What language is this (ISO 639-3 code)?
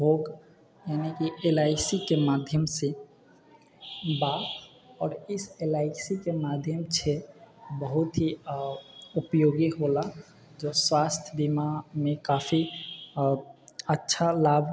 mai